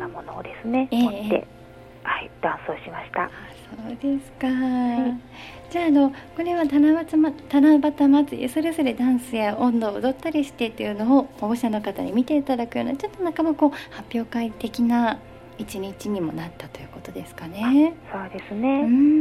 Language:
Japanese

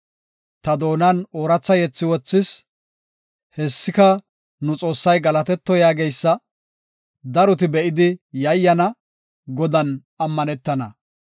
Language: Gofa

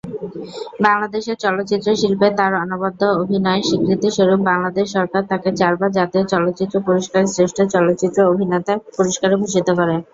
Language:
Bangla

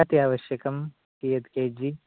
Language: Sanskrit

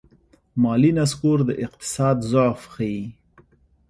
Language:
Pashto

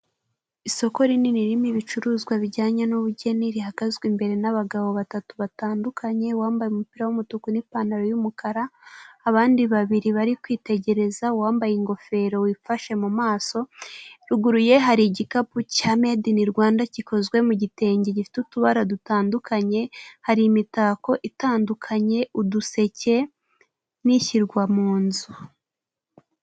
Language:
Kinyarwanda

